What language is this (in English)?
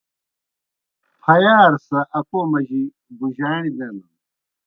Kohistani Shina